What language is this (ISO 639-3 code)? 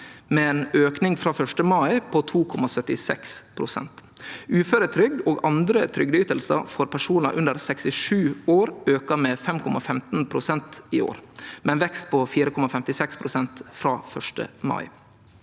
nor